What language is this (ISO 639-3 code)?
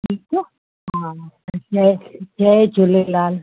snd